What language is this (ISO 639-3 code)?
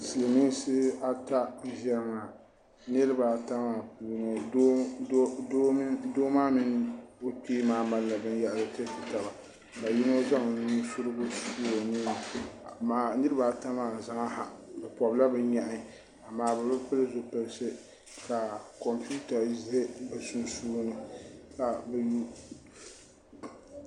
dag